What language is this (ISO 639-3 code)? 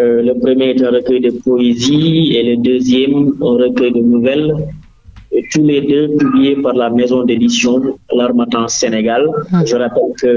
fra